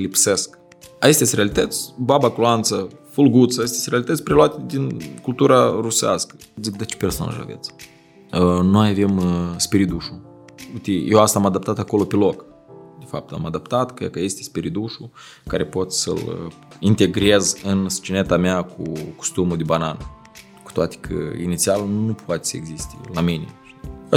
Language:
Romanian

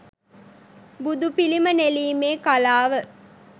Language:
Sinhala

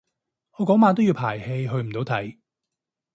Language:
Cantonese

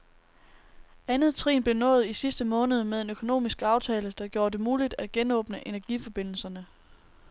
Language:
Danish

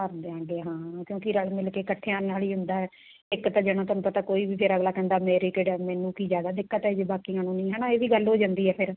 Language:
Punjabi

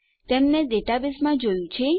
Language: Gujarati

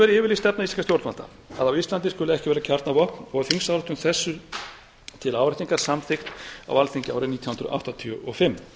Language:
Icelandic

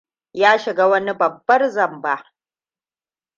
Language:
Hausa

